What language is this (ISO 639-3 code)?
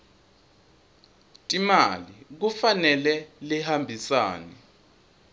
ssw